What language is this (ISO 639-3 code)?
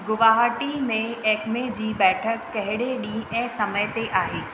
snd